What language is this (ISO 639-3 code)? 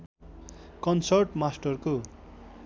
nep